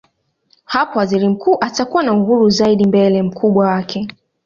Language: Swahili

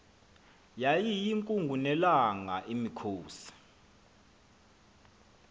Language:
Xhosa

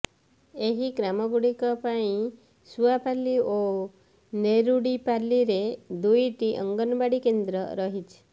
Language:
Odia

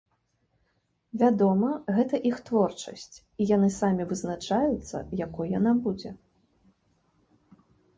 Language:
Belarusian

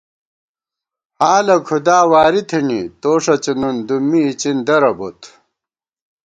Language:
Gawar-Bati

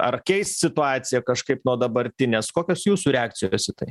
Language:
Lithuanian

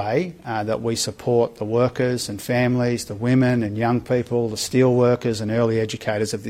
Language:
Urdu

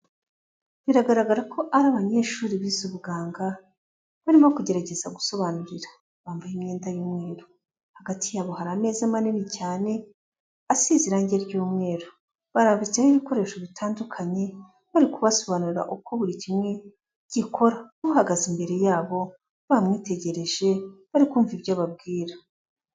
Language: Kinyarwanda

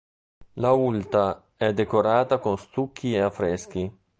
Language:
Italian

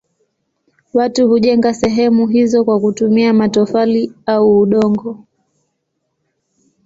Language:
Swahili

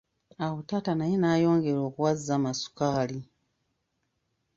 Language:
Ganda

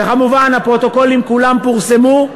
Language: Hebrew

